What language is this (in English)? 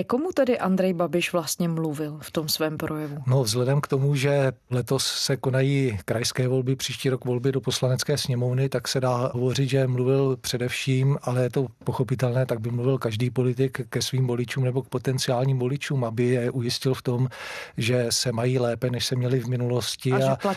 Czech